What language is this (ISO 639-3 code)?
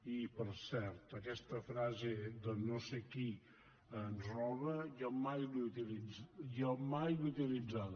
cat